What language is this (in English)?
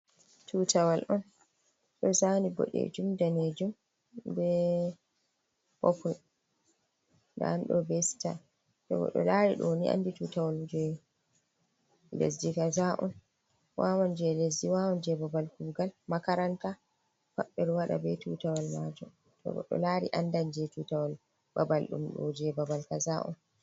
Fula